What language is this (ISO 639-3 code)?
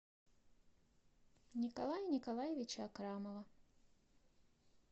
rus